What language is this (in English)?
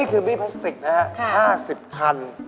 Thai